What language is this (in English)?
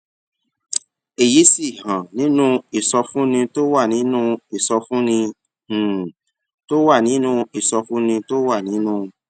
Yoruba